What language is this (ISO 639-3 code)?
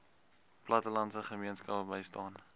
afr